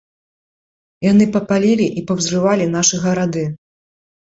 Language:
Belarusian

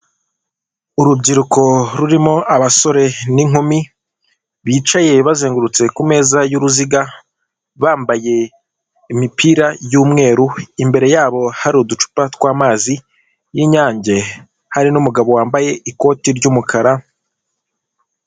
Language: Kinyarwanda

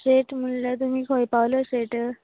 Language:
Konkani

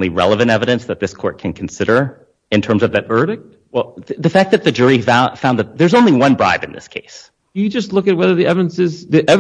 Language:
English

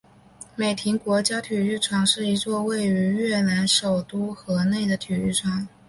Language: Chinese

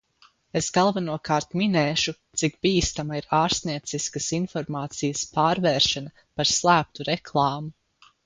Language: Latvian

